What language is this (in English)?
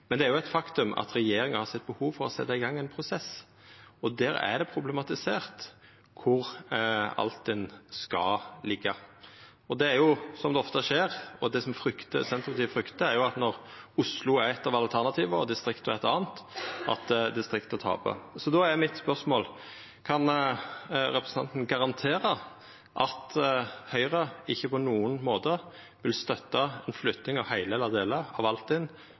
Norwegian Nynorsk